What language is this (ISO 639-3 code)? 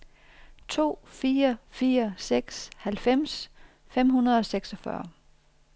dan